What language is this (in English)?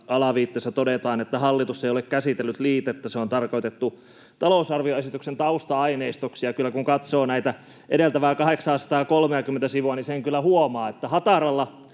Finnish